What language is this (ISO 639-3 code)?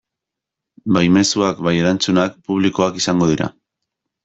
eus